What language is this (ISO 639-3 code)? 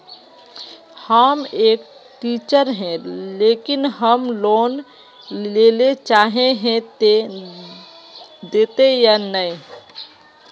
mag